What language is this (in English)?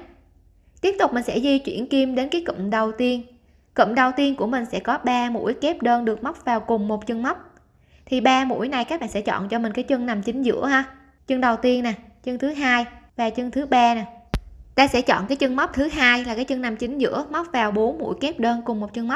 Vietnamese